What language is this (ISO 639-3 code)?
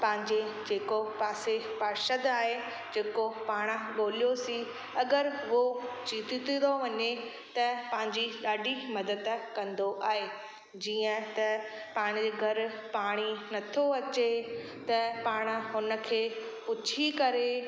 snd